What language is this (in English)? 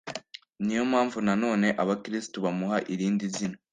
Kinyarwanda